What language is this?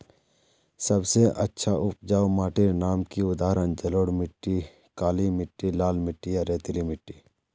Magahi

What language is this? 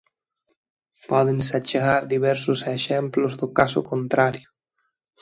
Galician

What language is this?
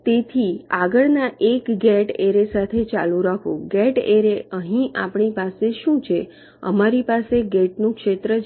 Gujarati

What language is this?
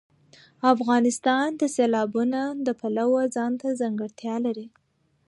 Pashto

